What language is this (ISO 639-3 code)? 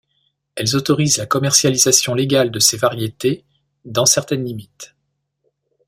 fra